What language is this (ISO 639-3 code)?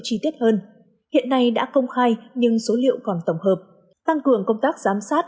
vie